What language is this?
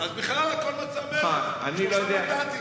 Hebrew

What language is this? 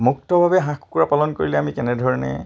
Assamese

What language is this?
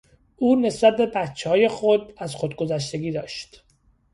Persian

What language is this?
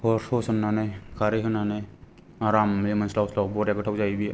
Bodo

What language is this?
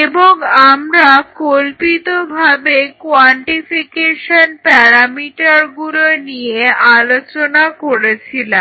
Bangla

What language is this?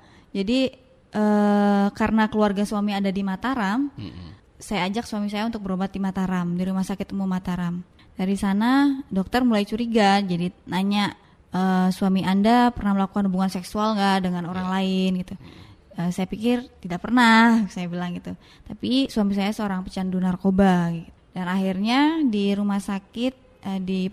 Indonesian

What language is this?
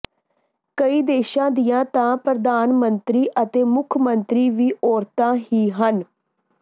Punjabi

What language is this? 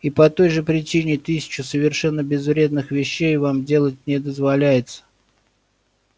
Russian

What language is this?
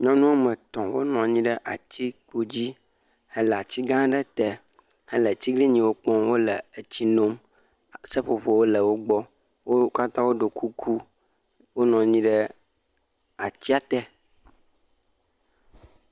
Ewe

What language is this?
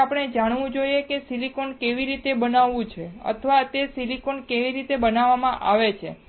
Gujarati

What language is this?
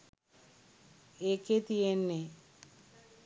Sinhala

